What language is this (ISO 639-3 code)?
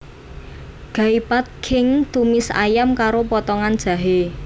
jav